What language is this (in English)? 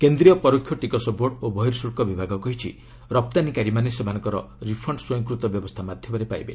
Odia